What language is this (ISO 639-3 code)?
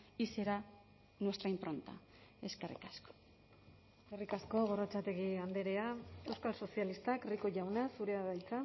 eus